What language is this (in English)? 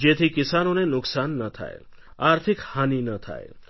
Gujarati